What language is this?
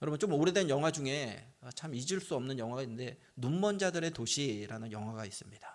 Korean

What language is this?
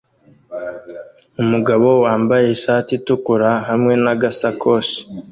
Kinyarwanda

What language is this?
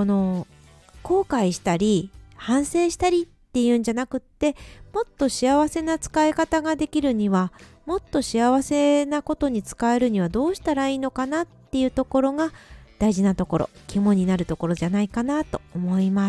Japanese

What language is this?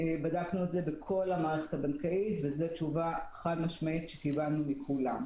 Hebrew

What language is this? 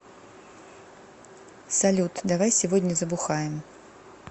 Russian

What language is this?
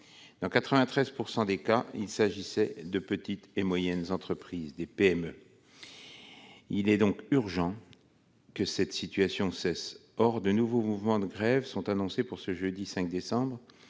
French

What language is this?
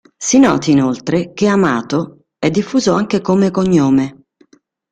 Italian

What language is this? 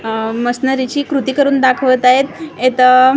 Marathi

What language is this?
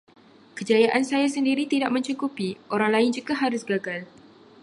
Malay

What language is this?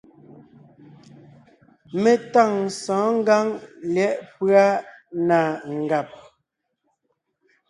Ngiemboon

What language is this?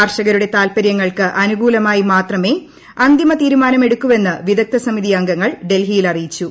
Malayalam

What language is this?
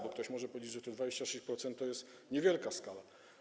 Polish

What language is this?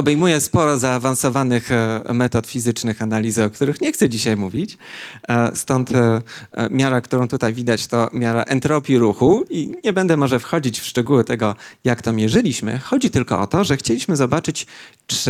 Polish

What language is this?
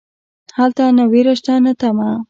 Pashto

